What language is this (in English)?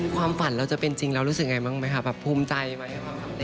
Thai